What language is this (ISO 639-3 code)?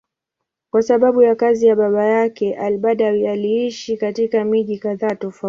swa